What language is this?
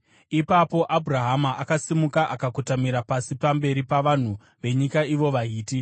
Shona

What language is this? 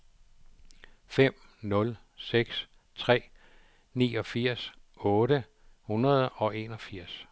Danish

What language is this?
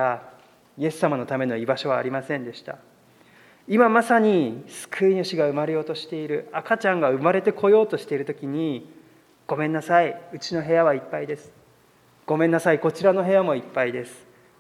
Japanese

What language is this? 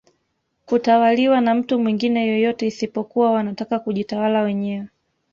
Swahili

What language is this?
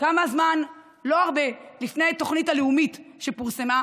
Hebrew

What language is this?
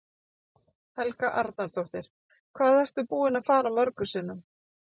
Icelandic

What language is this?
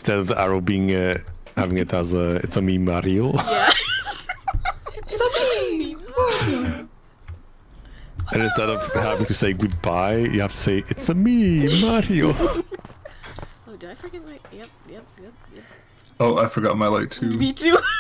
English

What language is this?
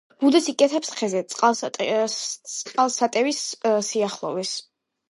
Georgian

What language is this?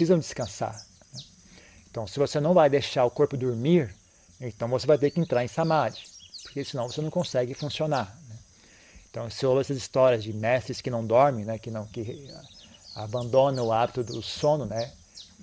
Portuguese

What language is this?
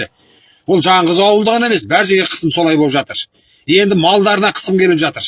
Turkish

